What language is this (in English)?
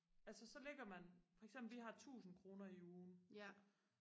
Danish